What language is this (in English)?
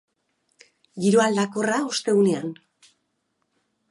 Basque